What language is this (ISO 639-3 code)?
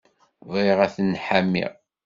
kab